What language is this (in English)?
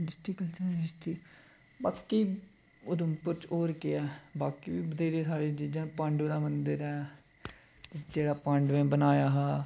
Dogri